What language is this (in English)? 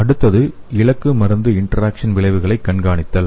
Tamil